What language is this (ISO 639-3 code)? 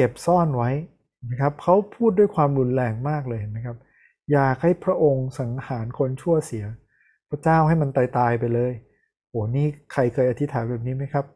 tha